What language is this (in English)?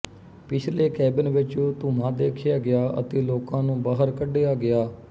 Punjabi